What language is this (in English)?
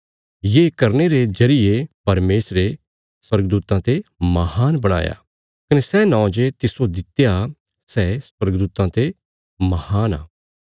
Bilaspuri